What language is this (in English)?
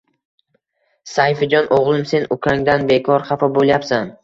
Uzbek